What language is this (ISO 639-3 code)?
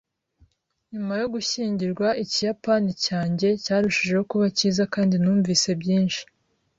kin